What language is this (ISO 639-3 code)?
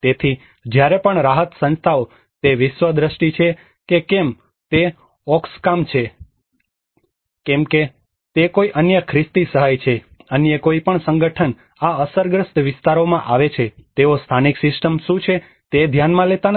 guj